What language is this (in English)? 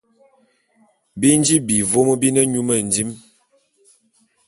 Bulu